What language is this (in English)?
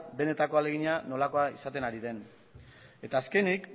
Basque